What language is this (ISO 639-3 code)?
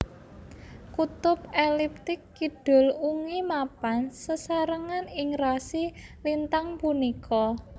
jav